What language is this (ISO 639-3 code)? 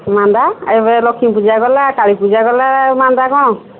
ori